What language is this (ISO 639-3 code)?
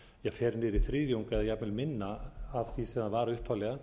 isl